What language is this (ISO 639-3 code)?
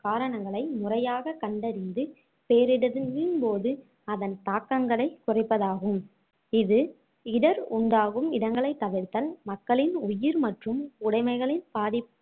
tam